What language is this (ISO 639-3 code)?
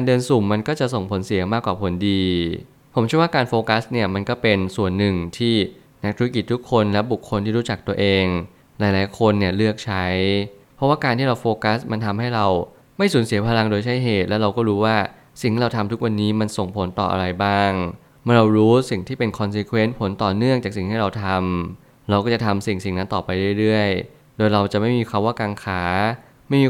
tha